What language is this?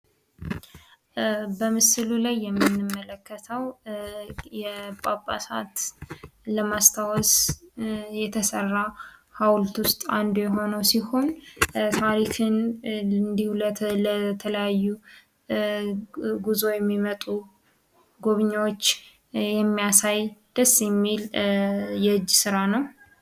Amharic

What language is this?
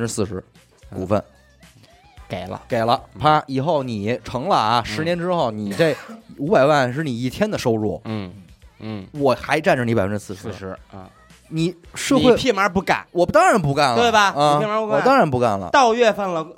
Chinese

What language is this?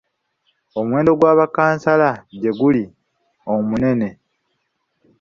Ganda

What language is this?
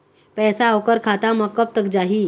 Chhattisgarhi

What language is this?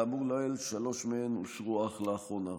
Hebrew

